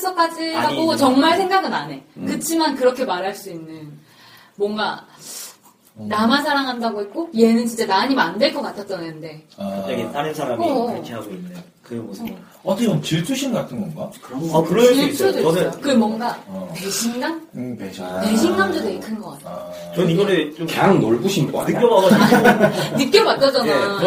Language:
Korean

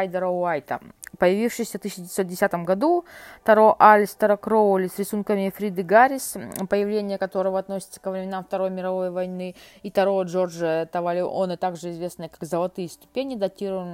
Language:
Russian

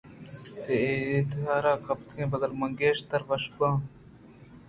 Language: Eastern Balochi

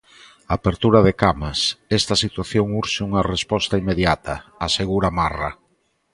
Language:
Galician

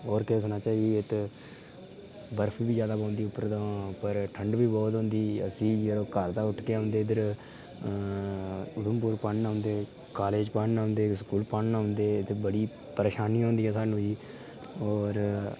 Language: Dogri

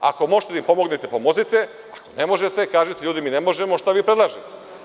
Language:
Serbian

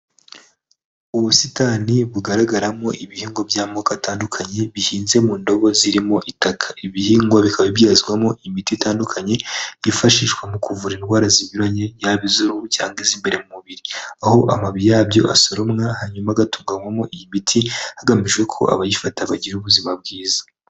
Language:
Kinyarwanda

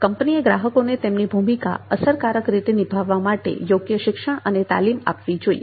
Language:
Gujarati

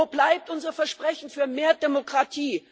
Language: German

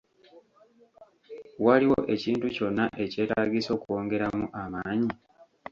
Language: Ganda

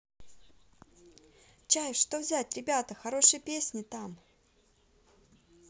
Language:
Russian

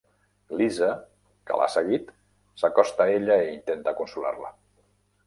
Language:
Catalan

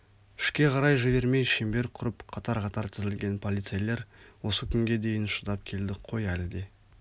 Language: Kazakh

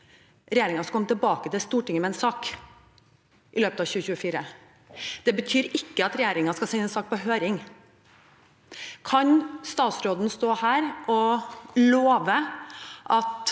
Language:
Norwegian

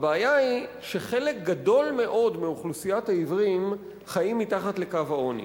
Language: Hebrew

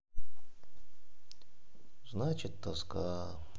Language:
Russian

